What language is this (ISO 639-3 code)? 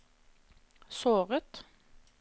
nor